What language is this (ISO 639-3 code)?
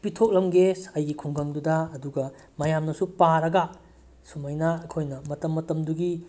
mni